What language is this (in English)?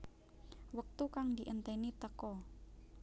Javanese